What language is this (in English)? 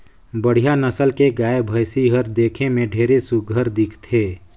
Chhattisgarhi